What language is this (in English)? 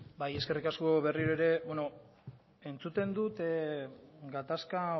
Basque